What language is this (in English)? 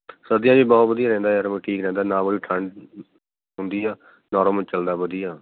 Punjabi